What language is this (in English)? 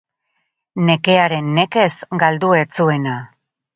Basque